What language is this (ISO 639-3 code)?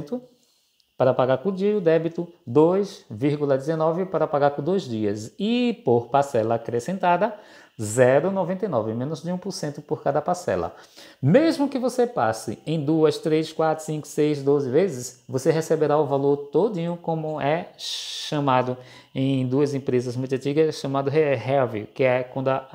por